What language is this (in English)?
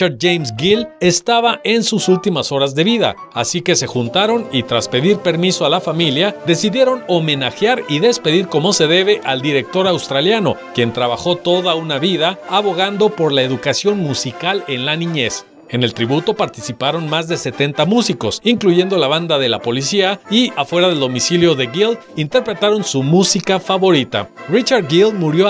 Spanish